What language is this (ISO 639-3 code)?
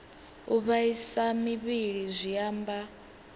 ven